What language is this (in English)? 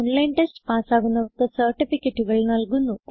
Malayalam